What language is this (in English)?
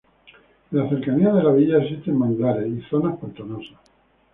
Spanish